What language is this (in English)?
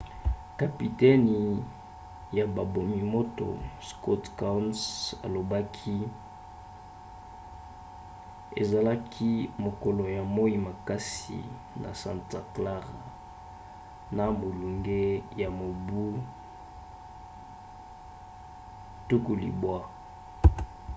Lingala